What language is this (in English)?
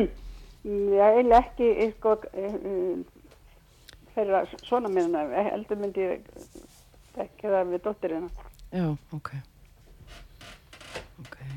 English